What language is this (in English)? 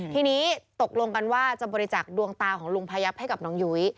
Thai